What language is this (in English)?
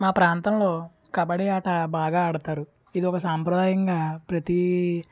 Telugu